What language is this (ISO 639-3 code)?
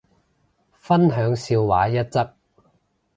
yue